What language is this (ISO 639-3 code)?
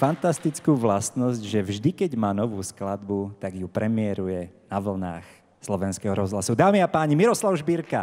slk